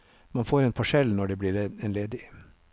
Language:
Norwegian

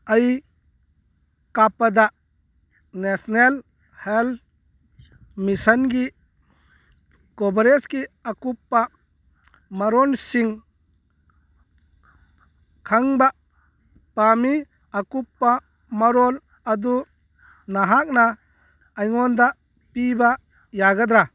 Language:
Manipuri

